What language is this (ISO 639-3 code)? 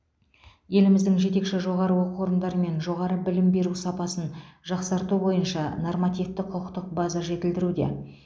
kaz